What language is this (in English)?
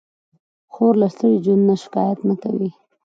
Pashto